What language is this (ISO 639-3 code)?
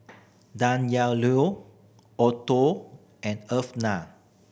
eng